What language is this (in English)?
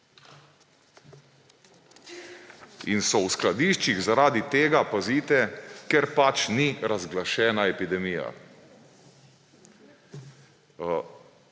Slovenian